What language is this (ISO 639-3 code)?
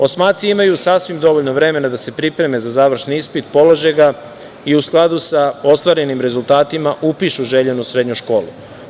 srp